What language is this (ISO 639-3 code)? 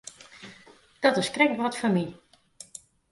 fry